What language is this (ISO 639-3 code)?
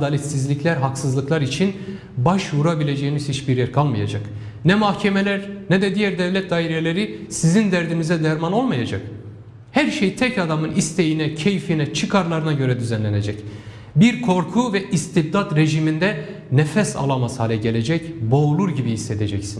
tur